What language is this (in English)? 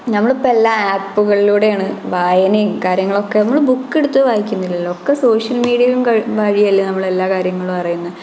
Malayalam